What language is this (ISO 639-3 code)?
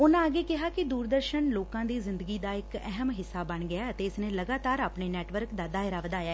pan